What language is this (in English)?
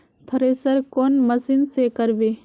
Magahi